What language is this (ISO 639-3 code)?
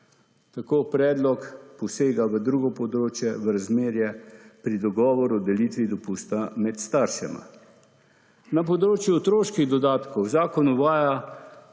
slv